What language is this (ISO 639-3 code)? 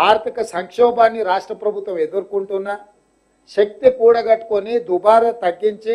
tel